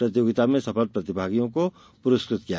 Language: Hindi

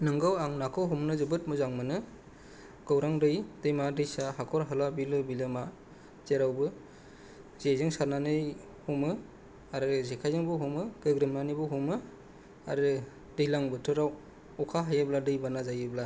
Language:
Bodo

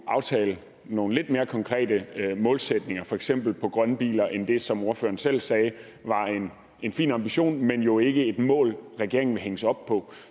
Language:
Danish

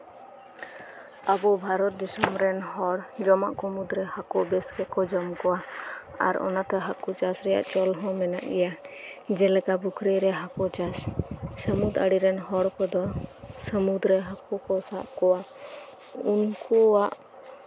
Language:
Santali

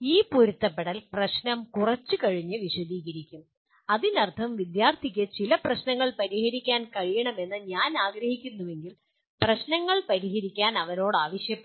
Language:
Malayalam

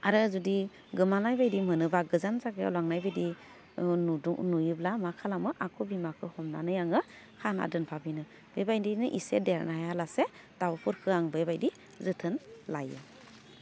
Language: Bodo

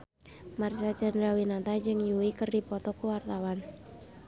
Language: Sundanese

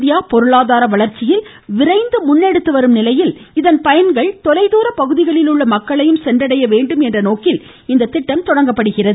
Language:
Tamil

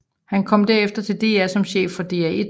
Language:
Danish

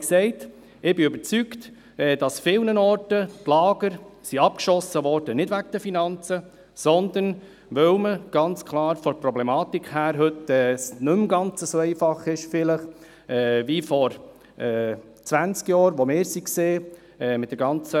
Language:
Swiss German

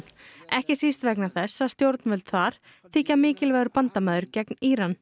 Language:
Icelandic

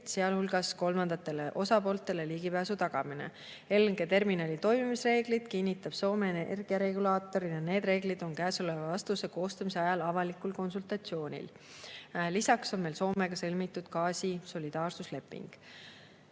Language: Estonian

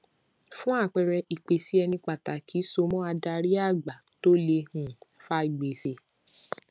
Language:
Yoruba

